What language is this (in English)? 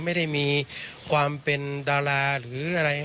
Thai